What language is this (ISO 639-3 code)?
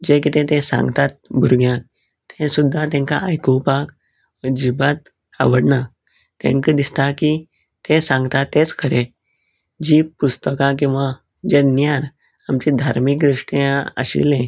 kok